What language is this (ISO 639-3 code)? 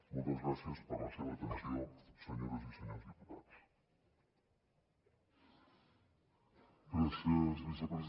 cat